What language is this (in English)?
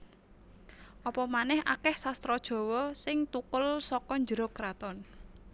Javanese